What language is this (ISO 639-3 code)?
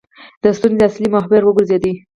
pus